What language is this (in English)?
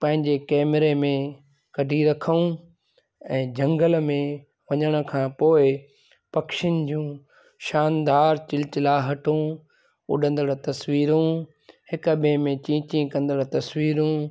Sindhi